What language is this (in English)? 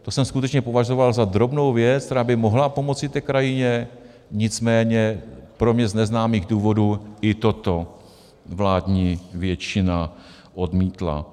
Czech